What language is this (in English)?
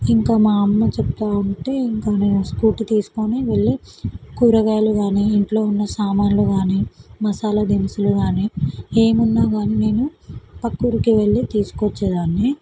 Telugu